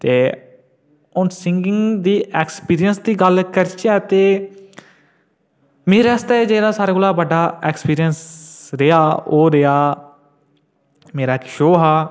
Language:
Dogri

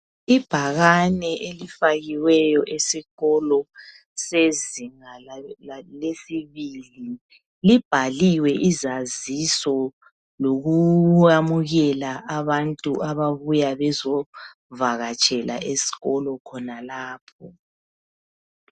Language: North Ndebele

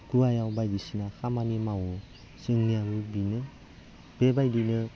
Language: Bodo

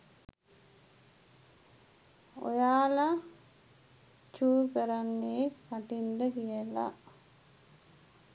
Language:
Sinhala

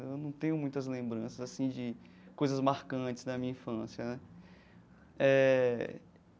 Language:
Portuguese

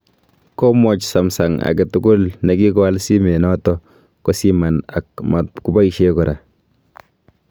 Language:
Kalenjin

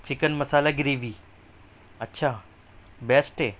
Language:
Urdu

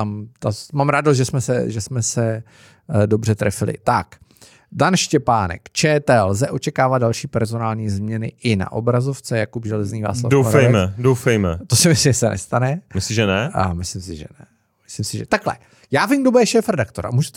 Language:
Czech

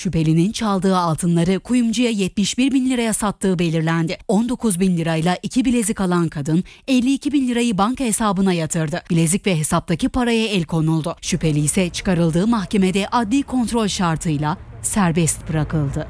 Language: Turkish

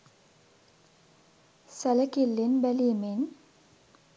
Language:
Sinhala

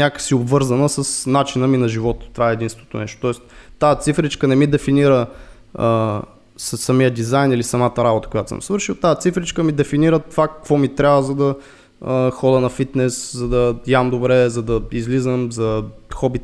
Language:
Bulgarian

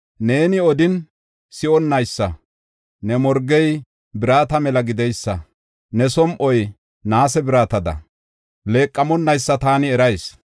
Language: Gofa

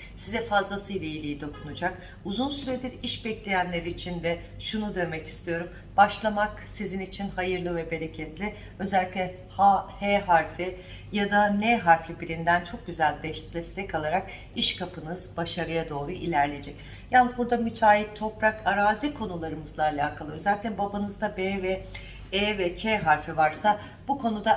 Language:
Turkish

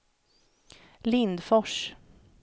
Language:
Swedish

